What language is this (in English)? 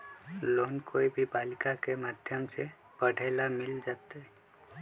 Magahi